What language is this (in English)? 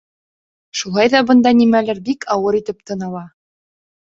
Bashkir